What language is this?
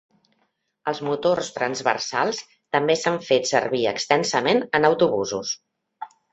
Catalan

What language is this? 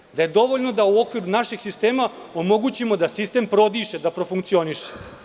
Serbian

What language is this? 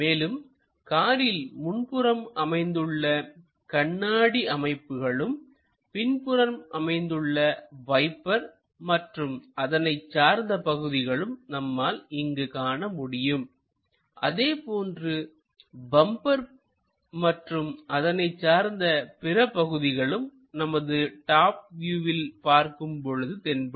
Tamil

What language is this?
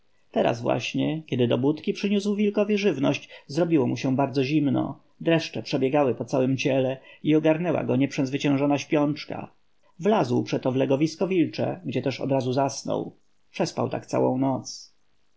Polish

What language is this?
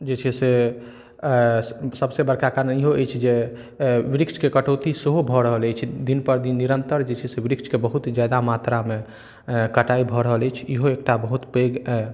Maithili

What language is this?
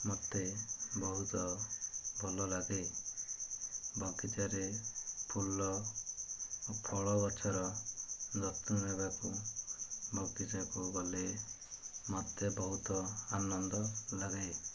Odia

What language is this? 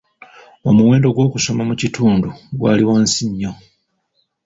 Ganda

